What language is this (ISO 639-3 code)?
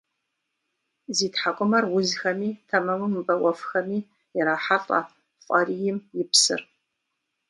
kbd